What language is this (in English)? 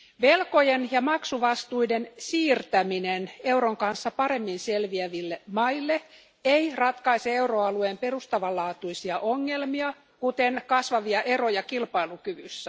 Finnish